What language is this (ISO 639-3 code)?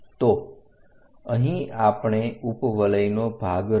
guj